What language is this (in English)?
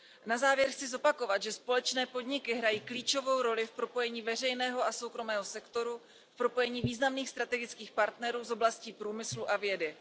Czech